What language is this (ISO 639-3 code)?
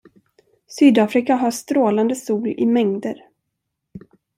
swe